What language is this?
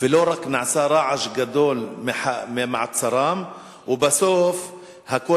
Hebrew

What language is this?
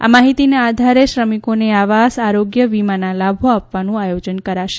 Gujarati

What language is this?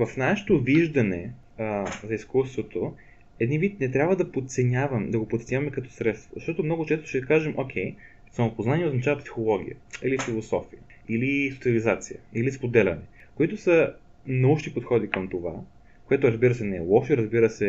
Bulgarian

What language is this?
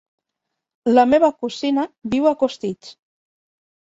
Catalan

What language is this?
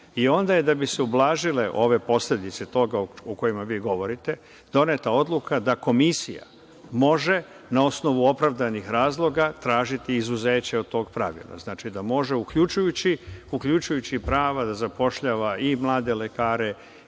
Serbian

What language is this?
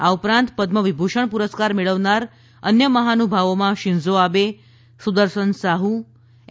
Gujarati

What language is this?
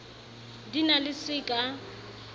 Southern Sotho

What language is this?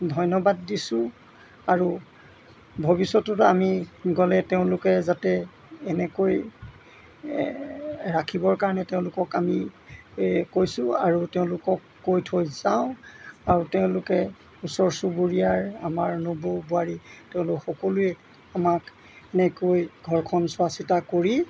Assamese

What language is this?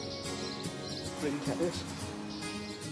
Welsh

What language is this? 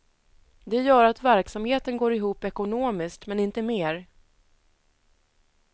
Swedish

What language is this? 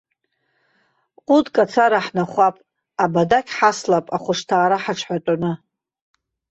Abkhazian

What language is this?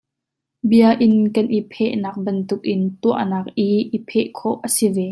Hakha Chin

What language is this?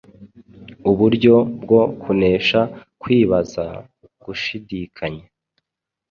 Kinyarwanda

